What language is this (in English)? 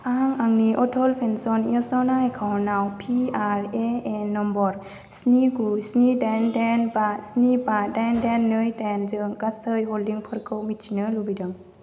Bodo